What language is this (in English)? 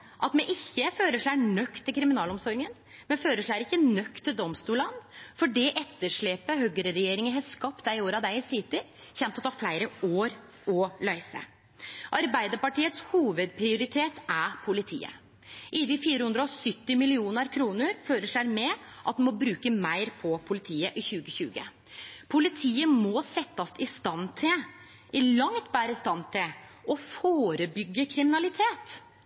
Norwegian Nynorsk